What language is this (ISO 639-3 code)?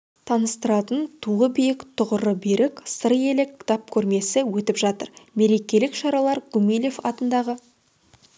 kaz